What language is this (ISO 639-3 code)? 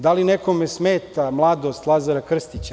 srp